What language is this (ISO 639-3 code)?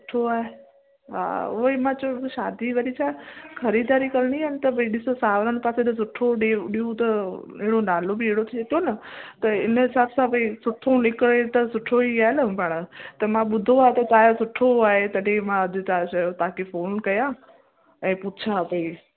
snd